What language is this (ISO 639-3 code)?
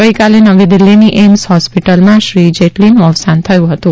guj